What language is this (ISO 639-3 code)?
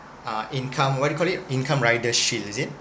eng